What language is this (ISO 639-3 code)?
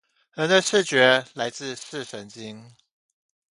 zho